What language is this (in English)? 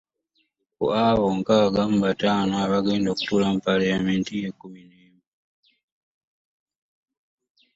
Ganda